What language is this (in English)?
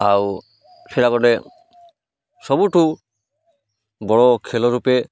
Odia